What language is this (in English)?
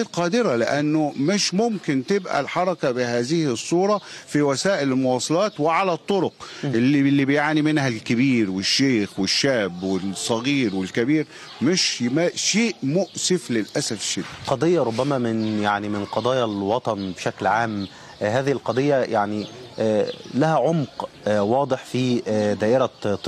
Arabic